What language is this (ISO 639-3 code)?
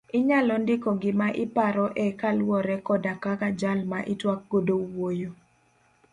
luo